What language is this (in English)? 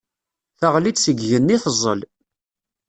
Kabyle